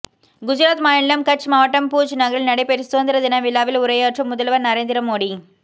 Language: Tamil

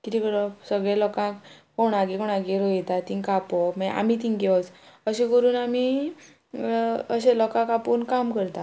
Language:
Konkani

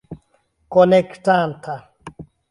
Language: Esperanto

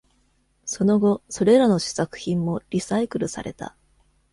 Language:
Japanese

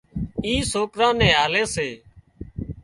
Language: Wadiyara Koli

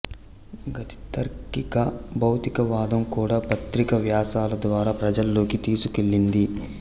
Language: Telugu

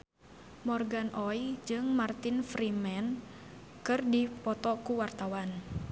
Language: Sundanese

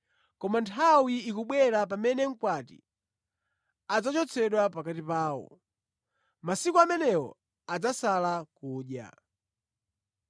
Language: Nyanja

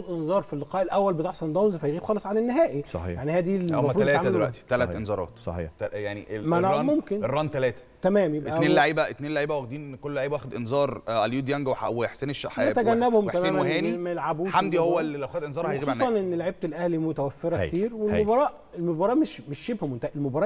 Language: Arabic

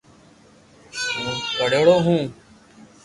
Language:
Loarki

